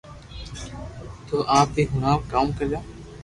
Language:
Loarki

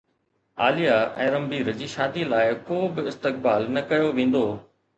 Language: Sindhi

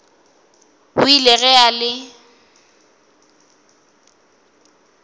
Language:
Northern Sotho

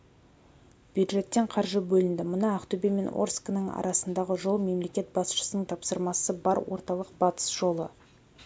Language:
Kazakh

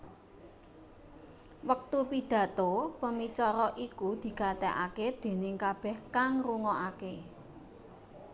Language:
Javanese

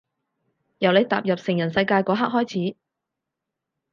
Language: Cantonese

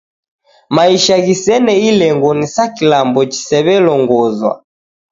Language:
Taita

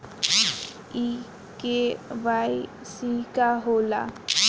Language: Bhojpuri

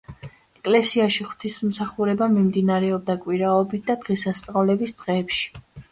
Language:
Georgian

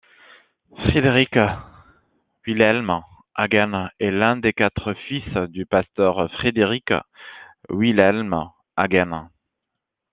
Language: French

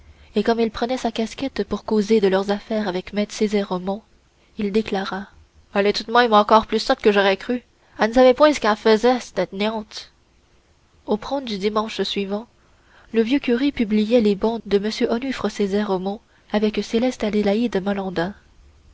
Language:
French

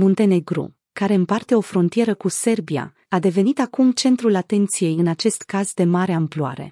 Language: Romanian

